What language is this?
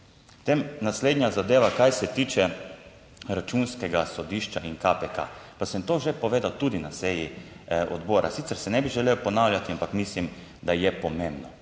Slovenian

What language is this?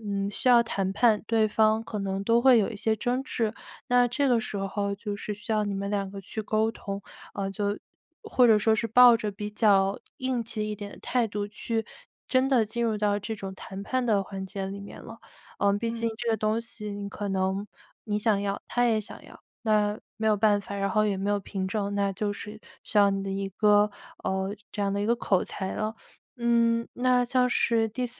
Chinese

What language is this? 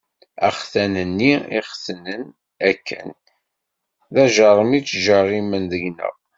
Kabyle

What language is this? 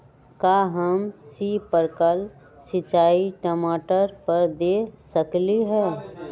Magahi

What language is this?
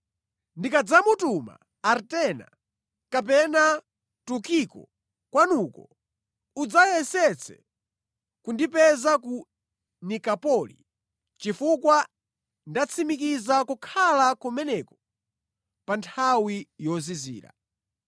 Nyanja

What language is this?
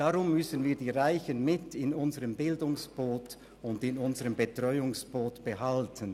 Swiss German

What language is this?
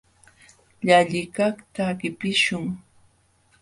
Jauja Wanca Quechua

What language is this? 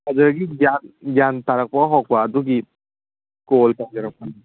Manipuri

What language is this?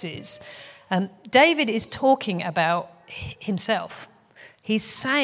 English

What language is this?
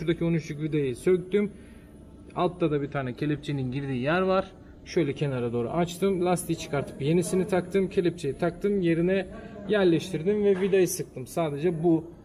Turkish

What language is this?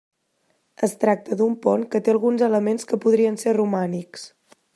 Catalan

